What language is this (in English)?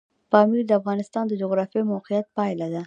Pashto